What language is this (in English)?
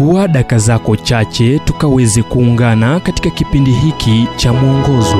Swahili